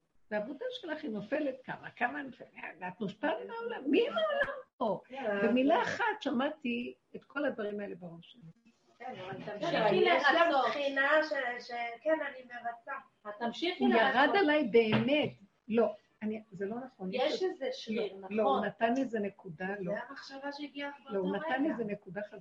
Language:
Hebrew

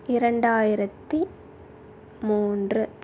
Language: Tamil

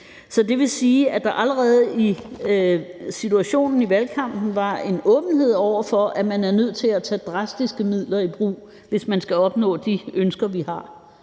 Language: Danish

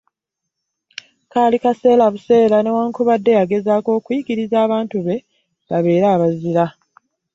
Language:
Ganda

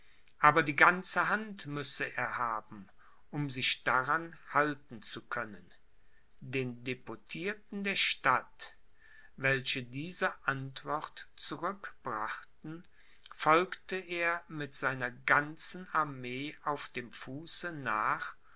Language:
German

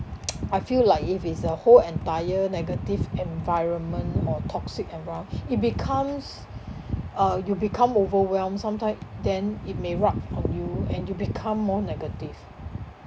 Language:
English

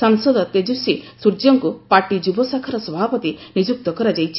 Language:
Odia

